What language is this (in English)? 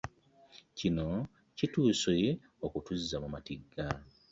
Ganda